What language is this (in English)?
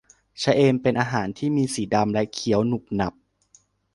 Thai